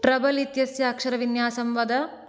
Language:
Sanskrit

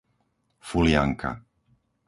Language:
Slovak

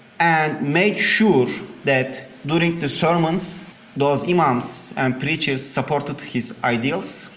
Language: English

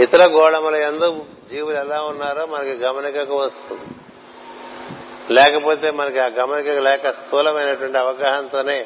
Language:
Telugu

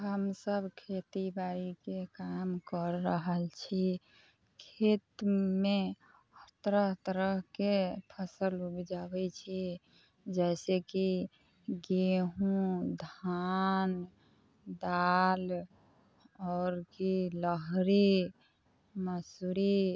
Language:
Maithili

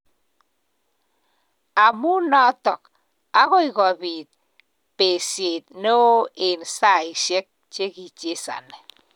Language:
Kalenjin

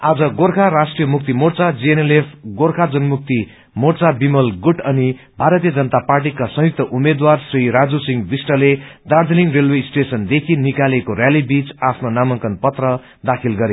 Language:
Nepali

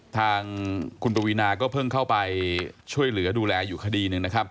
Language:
Thai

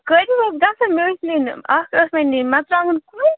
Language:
Kashmiri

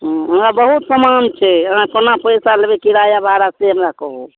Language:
Maithili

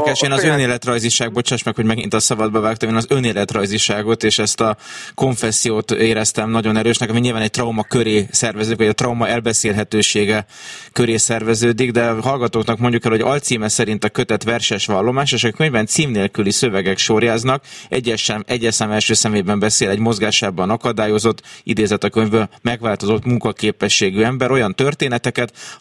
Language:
Hungarian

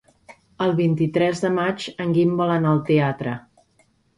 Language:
Catalan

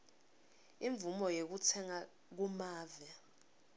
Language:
Swati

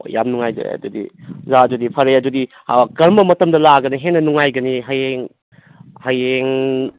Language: Manipuri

